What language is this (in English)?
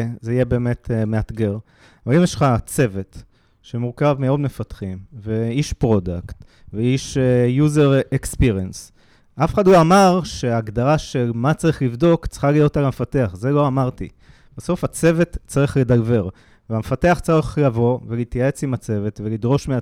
Hebrew